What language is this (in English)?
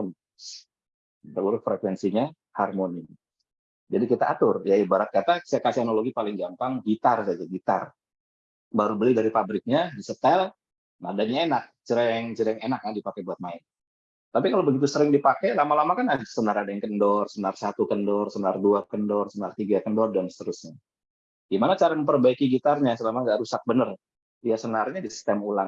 Indonesian